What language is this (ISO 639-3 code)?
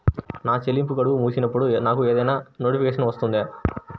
tel